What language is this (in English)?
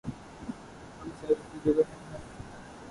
Urdu